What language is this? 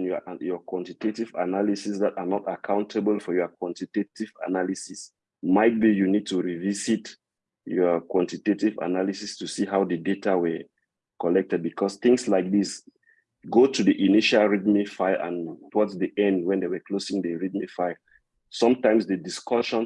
English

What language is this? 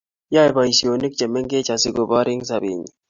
Kalenjin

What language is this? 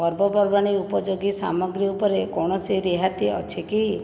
Odia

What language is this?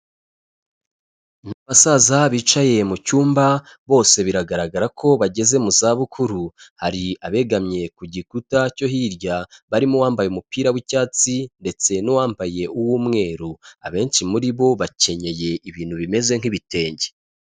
Kinyarwanda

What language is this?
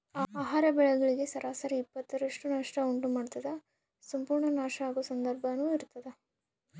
Kannada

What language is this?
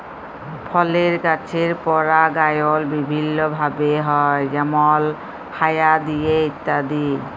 Bangla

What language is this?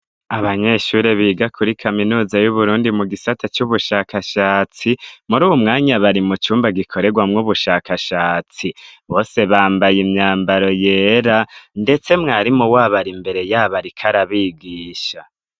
Rundi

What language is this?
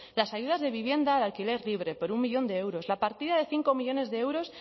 Spanish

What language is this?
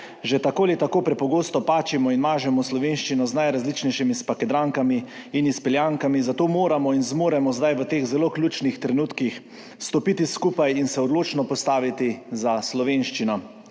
Slovenian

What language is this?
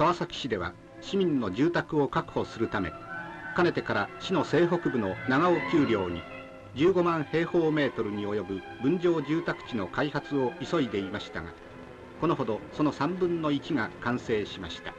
Japanese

